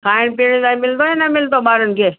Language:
Sindhi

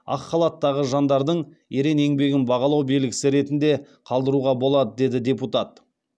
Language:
Kazakh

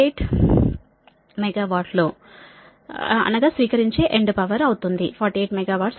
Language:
Telugu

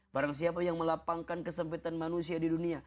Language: Indonesian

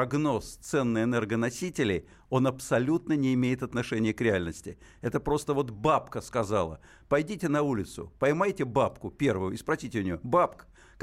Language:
Russian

